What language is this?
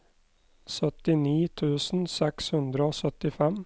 Norwegian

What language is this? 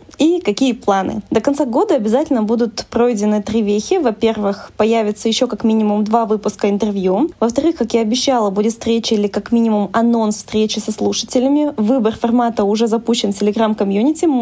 Russian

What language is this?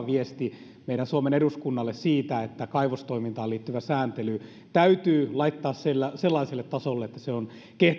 Finnish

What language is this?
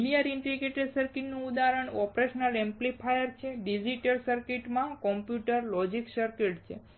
Gujarati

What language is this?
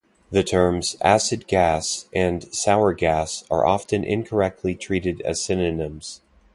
English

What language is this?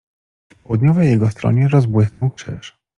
Polish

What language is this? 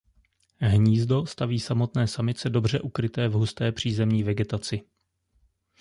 Czech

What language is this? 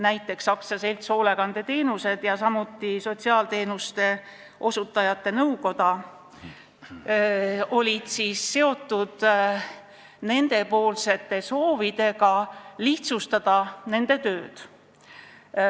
Estonian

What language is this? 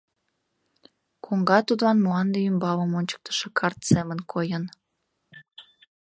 Mari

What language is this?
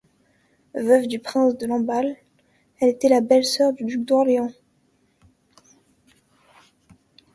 French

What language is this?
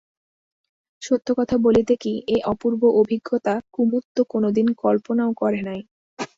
Bangla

